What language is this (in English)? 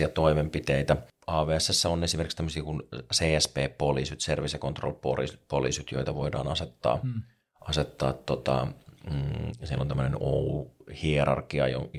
Finnish